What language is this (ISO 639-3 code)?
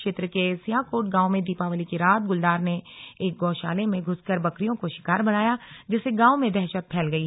hin